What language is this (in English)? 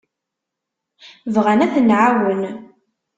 Kabyle